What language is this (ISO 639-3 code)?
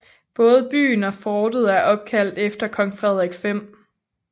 dan